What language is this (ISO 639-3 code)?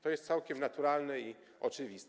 pol